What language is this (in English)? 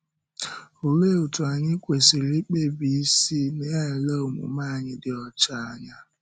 Igbo